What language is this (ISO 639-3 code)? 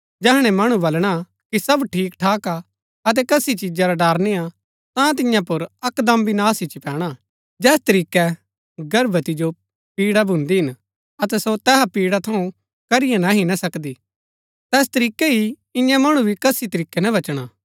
gbk